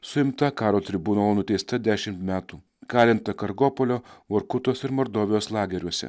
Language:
Lithuanian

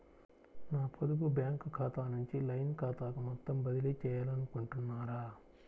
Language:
Telugu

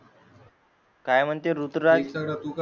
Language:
Marathi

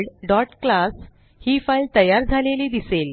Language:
Marathi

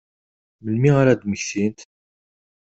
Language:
Kabyle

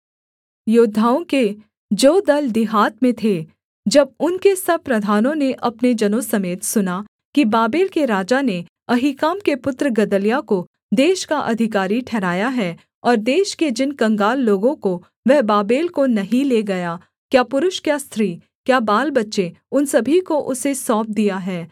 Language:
Hindi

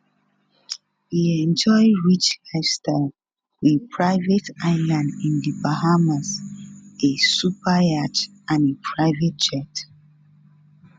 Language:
Nigerian Pidgin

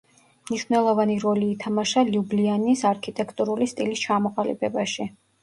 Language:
Georgian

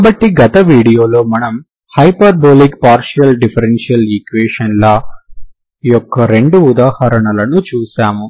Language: Telugu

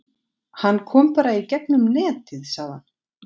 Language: Icelandic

